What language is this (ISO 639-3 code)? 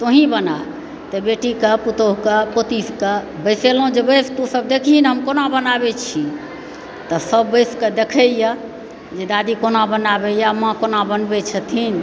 mai